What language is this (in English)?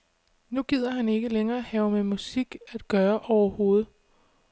Danish